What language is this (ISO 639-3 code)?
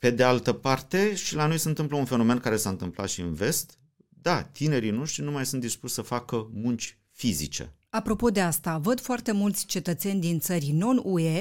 ron